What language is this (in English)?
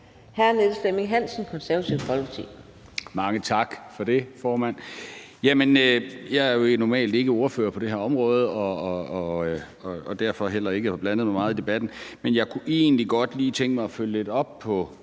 Danish